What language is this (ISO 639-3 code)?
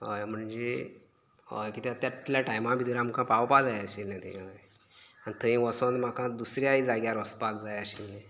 kok